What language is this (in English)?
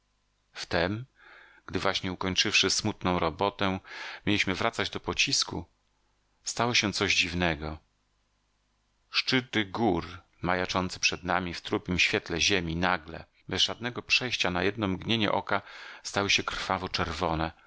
Polish